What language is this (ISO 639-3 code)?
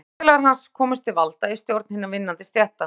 isl